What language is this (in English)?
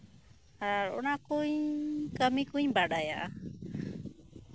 Santali